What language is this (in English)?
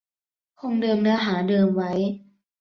Thai